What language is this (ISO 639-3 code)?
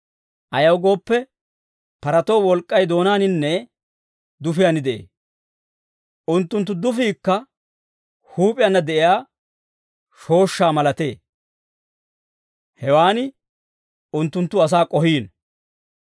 dwr